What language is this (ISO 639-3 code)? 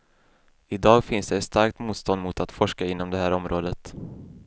swe